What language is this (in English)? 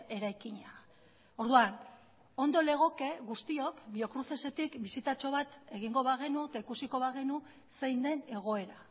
Basque